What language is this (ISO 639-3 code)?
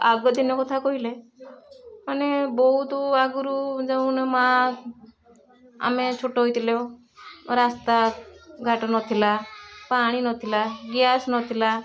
ori